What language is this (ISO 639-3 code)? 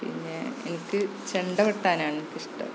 mal